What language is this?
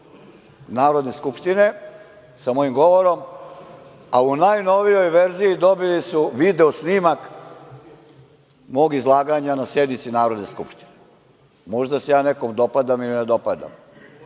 Serbian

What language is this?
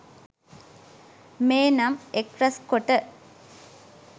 Sinhala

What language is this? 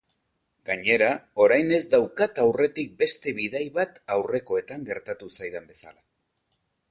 Basque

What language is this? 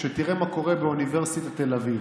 Hebrew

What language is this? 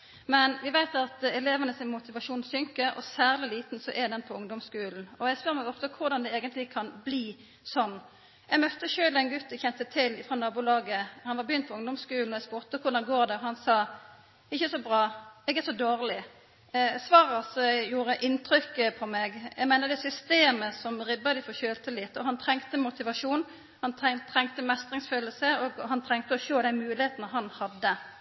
Norwegian Nynorsk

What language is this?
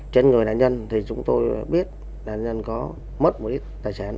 Vietnamese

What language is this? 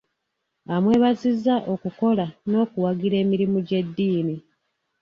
Ganda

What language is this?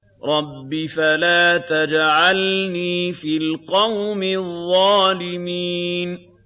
Arabic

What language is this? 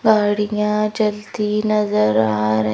Hindi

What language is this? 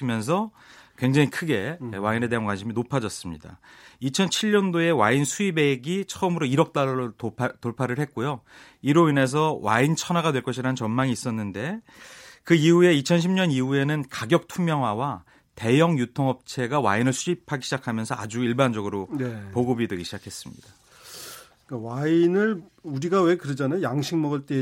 Korean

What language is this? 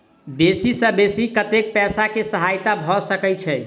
Maithili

